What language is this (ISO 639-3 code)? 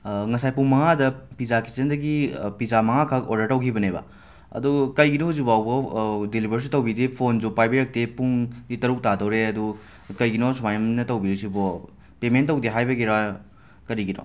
mni